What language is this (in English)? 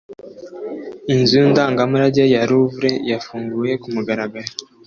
Kinyarwanda